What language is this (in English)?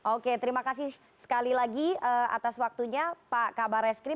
Indonesian